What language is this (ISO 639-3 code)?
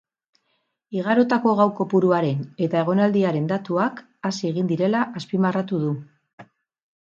eus